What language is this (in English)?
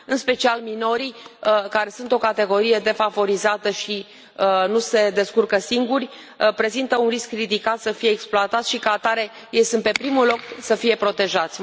Romanian